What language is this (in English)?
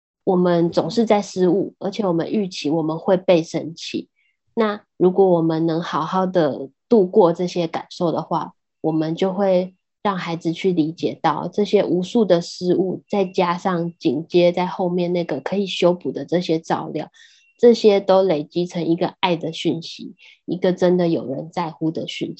Chinese